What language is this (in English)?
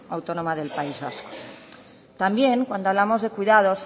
Spanish